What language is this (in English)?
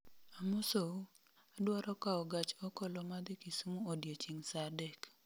Luo (Kenya and Tanzania)